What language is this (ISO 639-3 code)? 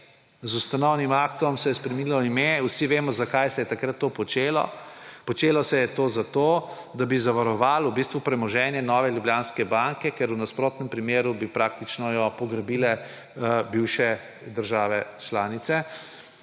slv